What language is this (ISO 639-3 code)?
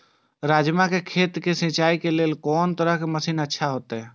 mai